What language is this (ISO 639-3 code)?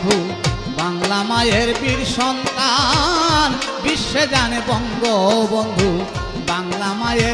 ben